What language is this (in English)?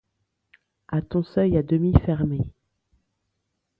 French